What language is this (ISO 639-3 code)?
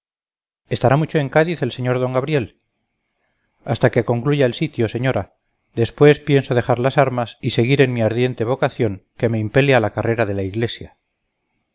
spa